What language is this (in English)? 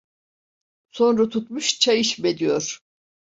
Turkish